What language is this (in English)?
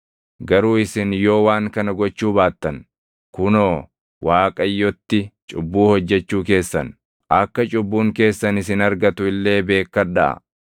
Oromo